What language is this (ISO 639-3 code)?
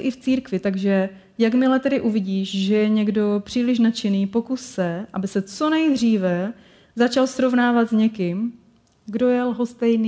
ces